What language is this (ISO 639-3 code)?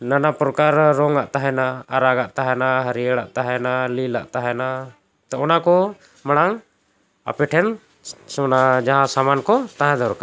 sat